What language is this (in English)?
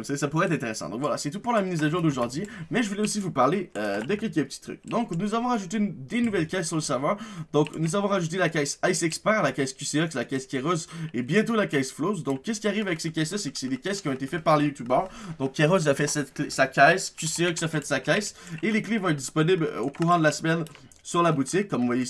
French